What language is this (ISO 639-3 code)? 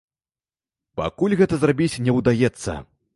bel